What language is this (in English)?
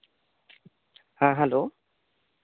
Santali